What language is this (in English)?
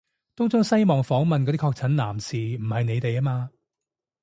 Cantonese